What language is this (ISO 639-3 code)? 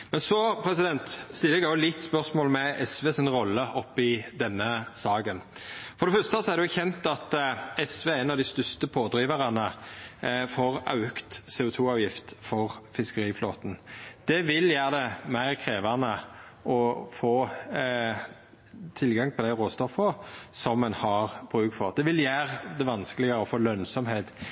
nno